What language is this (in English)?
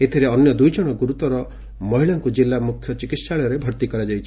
Odia